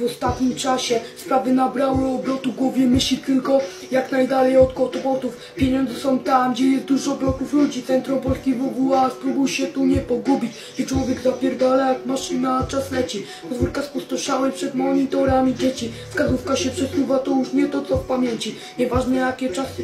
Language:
Polish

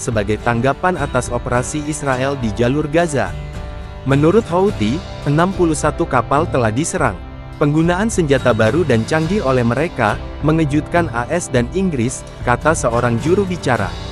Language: Indonesian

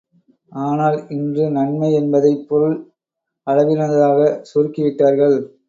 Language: Tamil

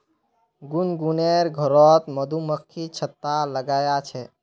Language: Magahi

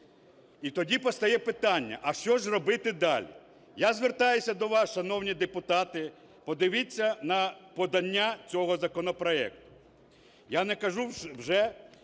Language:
Ukrainian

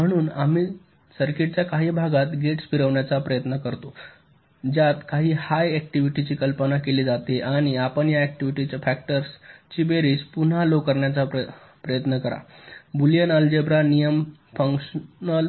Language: Marathi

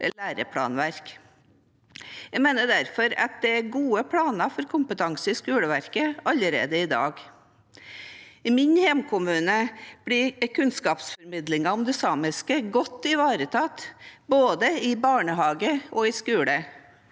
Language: Norwegian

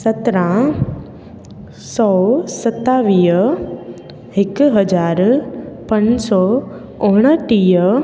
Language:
Sindhi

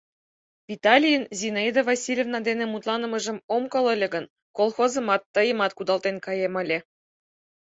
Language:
Mari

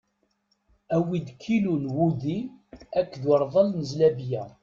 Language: Kabyle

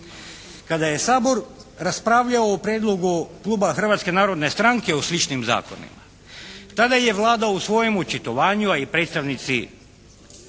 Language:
Croatian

